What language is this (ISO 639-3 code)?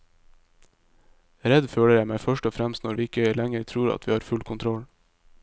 nor